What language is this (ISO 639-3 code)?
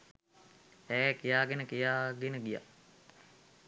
sin